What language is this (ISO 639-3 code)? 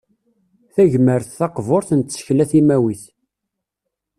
kab